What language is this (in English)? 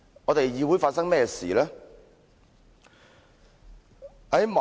Cantonese